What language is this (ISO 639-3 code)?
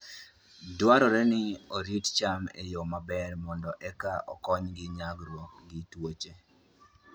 luo